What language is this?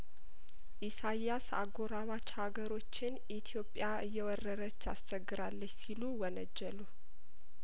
Amharic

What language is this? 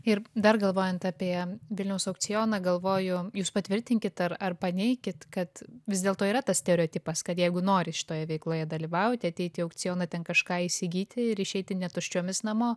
Lithuanian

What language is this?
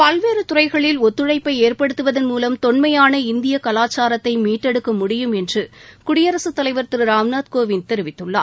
Tamil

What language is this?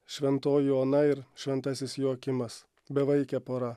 Lithuanian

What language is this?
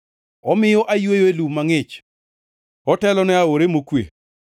Luo (Kenya and Tanzania)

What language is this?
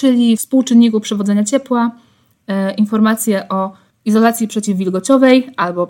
Polish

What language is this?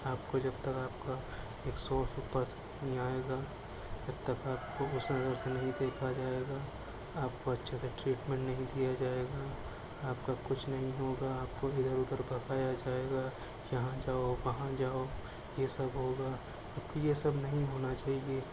Urdu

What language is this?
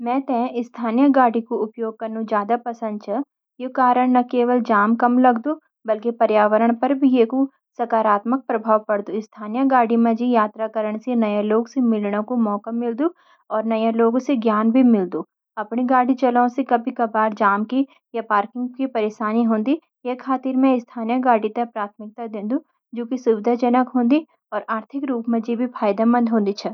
Garhwali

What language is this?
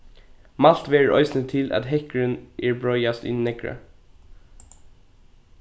Faroese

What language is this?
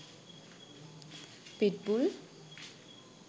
Sinhala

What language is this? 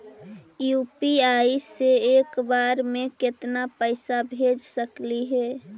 Magahi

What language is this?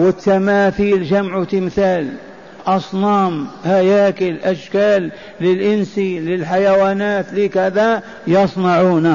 Arabic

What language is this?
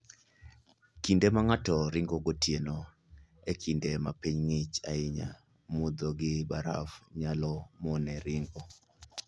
Luo (Kenya and Tanzania)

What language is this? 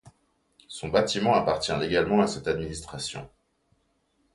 French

